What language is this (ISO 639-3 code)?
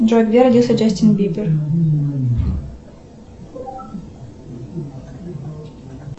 rus